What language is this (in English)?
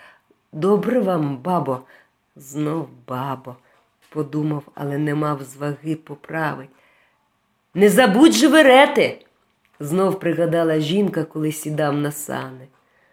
Ukrainian